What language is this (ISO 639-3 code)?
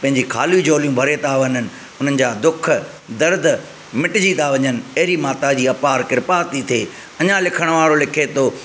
snd